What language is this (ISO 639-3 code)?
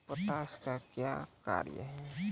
mai